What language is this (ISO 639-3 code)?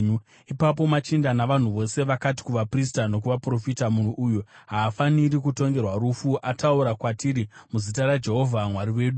sna